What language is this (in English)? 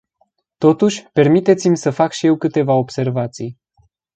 Romanian